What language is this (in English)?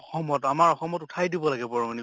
Assamese